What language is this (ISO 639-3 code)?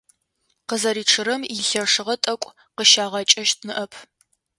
ady